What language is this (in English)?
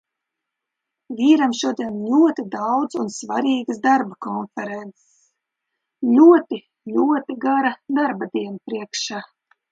Latvian